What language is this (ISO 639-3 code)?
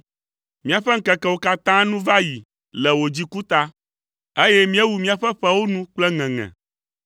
ewe